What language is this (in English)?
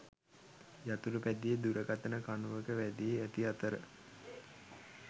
Sinhala